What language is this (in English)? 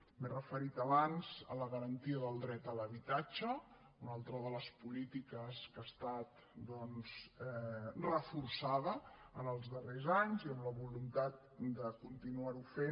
Catalan